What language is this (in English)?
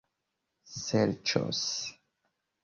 Esperanto